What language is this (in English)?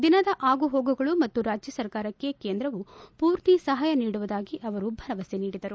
Kannada